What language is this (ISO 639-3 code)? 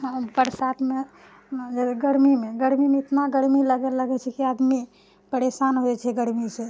mai